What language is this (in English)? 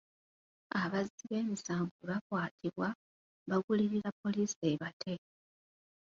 Ganda